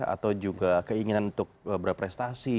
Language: Indonesian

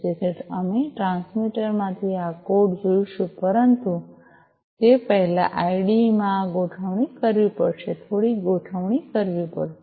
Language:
Gujarati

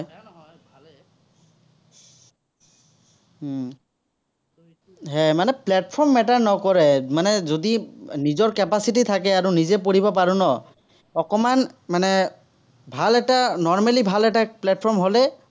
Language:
Assamese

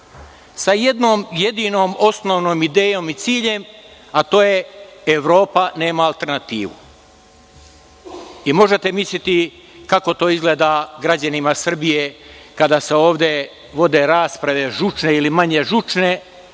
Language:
Serbian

